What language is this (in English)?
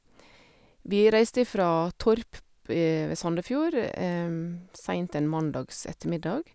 Norwegian